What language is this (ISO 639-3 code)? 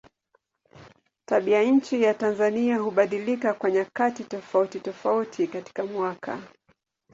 swa